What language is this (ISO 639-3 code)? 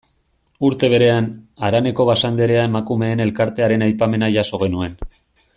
eus